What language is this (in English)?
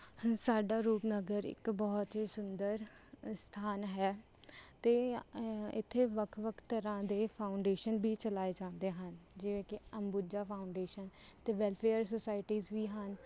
Punjabi